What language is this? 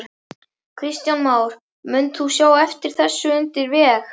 Icelandic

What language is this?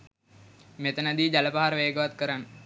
Sinhala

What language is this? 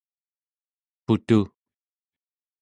Central Yupik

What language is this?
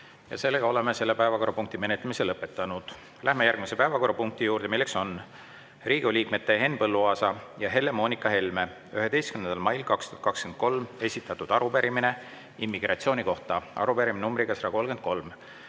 Estonian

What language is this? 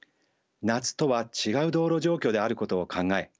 Japanese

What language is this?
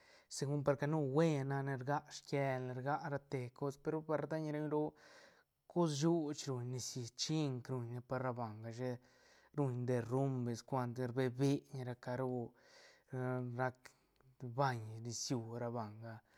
Santa Catarina Albarradas Zapotec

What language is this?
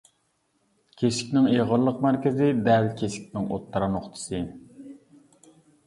Uyghur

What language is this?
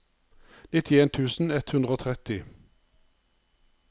Norwegian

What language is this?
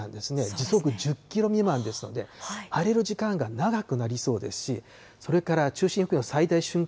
Japanese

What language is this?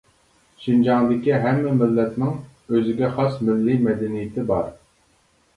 Uyghur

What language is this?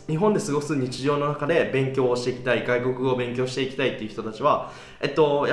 Japanese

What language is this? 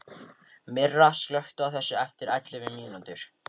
Icelandic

